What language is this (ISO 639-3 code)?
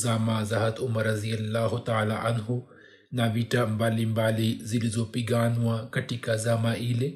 swa